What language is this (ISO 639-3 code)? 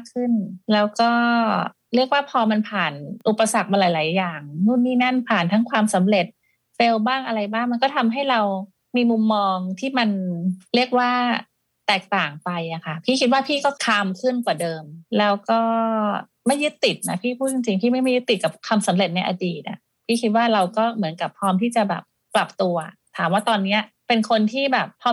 tha